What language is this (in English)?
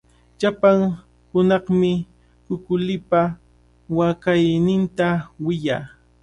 Cajatambo North Lima Quechua